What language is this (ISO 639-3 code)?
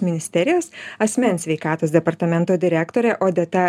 lit